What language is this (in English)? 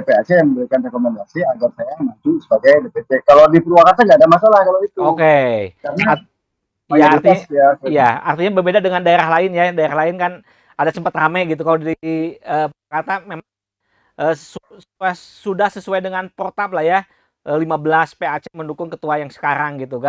Indonesian